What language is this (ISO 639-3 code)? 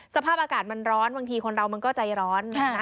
tha